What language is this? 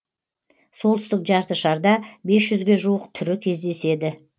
Kazakh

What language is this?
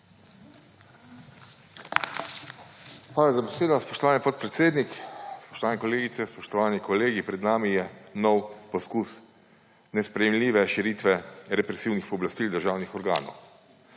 Slovenian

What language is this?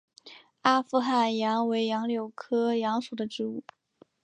Chinese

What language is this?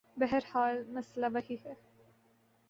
Urdu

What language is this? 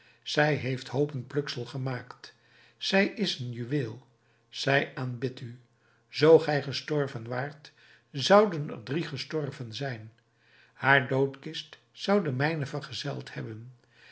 Dutch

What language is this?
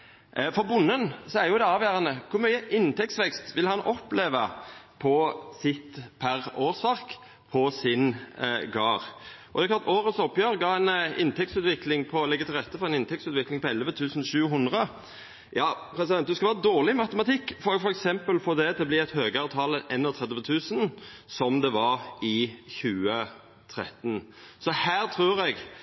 Norwegian Nynorsk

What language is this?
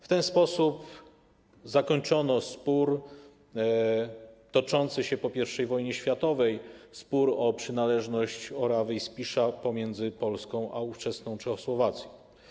Polish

